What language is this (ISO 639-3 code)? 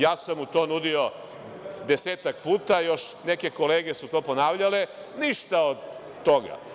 srp